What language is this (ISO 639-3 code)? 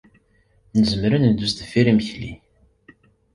kab